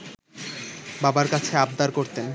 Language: Bangla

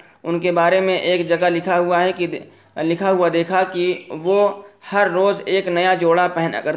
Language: Urdu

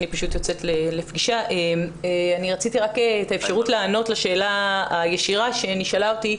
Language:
Hebrew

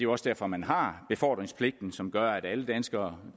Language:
Danish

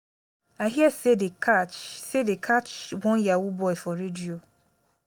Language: Nigerian Pidgin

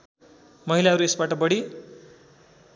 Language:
Nepali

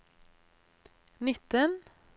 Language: Norwegian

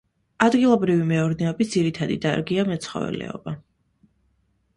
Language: Georgian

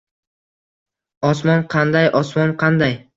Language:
Uzbek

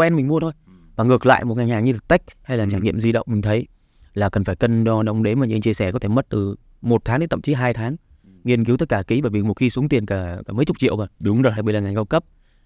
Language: Vietnamese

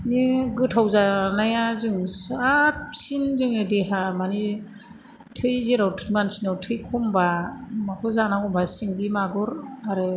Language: Bodo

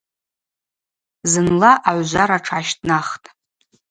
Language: Abaza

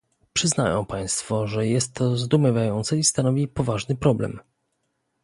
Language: Polish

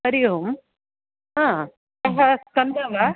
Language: Sanskrit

